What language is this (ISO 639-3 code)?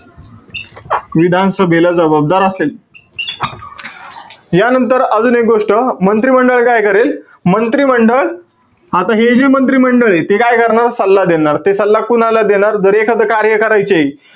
mar